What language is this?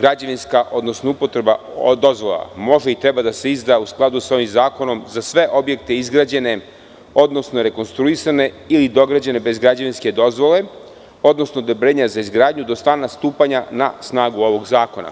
Serbian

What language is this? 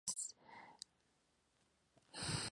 Spanish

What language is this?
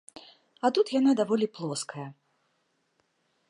Belarusian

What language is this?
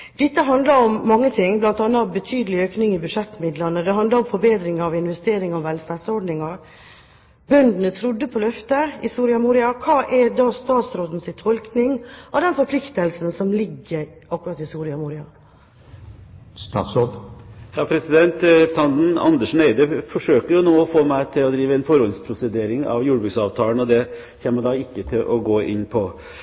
Norwegian Bokmål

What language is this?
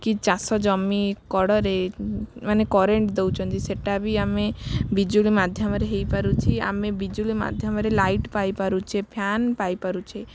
Odia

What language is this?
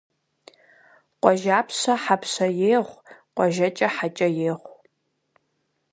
Kabardian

